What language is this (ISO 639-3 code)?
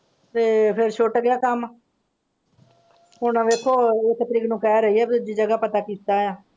pan